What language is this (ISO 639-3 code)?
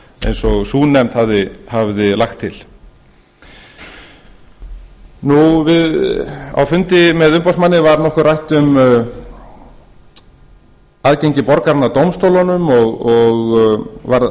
isl